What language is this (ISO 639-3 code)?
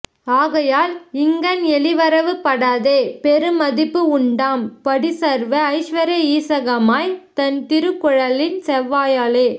tam